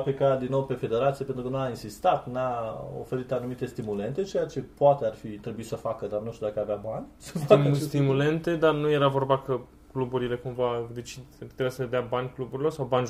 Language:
Romanian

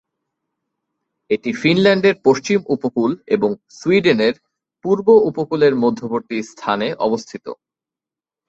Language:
Bangla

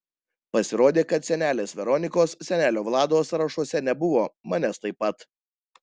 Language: Lithuanian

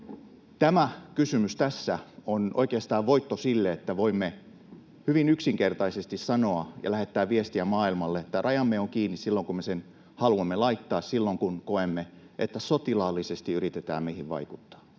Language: Finnish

